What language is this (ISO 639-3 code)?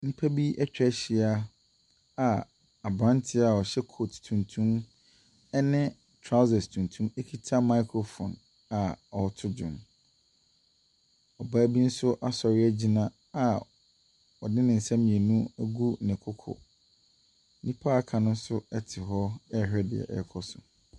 aka